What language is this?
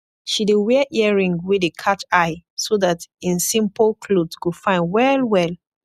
Nigerian Pidgin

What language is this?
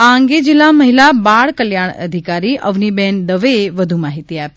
Gujarati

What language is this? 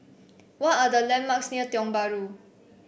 English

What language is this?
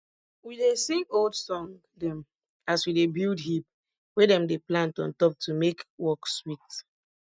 Nigerian Pidgin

